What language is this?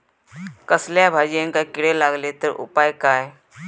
Marathi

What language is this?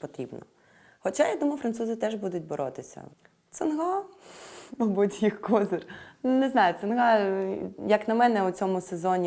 Ukrainian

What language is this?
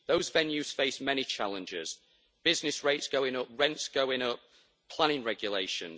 English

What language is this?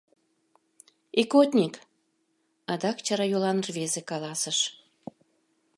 Mari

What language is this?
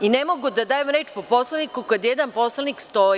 Serbian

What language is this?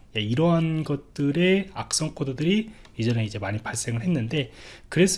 Korean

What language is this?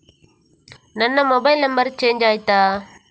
Kannada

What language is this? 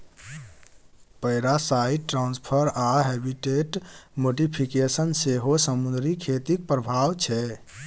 Maithili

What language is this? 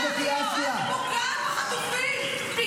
Hebrew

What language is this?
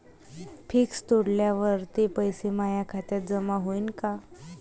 Marathi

